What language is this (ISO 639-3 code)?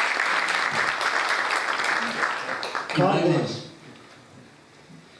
tur